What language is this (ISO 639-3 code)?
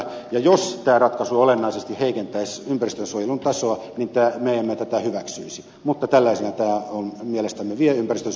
fin